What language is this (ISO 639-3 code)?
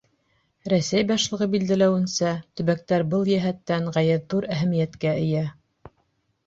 bak